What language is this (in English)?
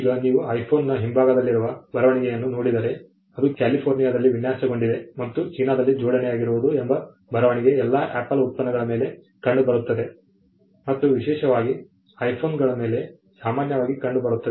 Kannada